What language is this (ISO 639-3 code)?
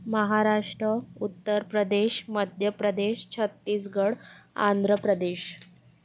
mar